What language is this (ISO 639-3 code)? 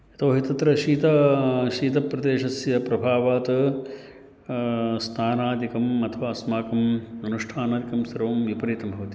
san